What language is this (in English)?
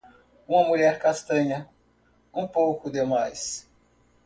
Portuguese